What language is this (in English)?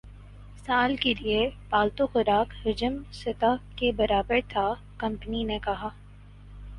Urdu